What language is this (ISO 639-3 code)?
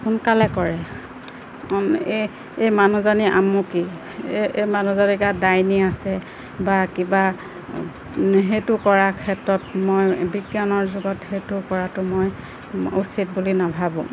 asm